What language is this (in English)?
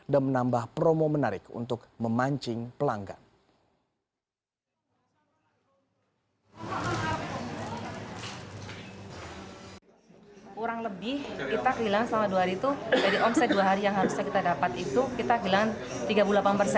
Indonesian